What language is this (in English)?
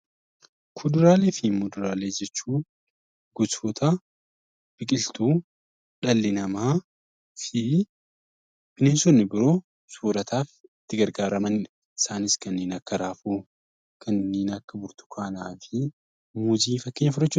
Oromo